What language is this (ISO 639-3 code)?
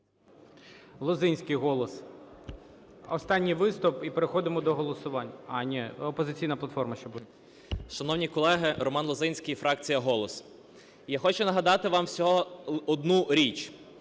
ukr